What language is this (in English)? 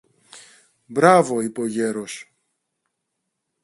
Greek